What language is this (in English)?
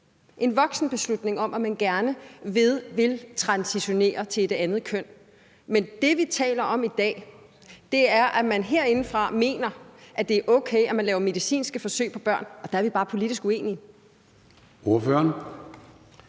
Danish